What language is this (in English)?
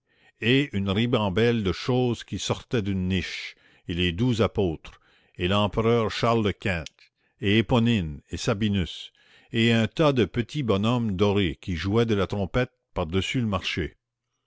French